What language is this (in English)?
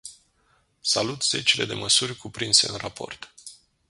Romanian